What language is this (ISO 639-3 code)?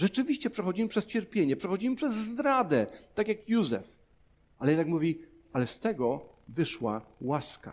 pol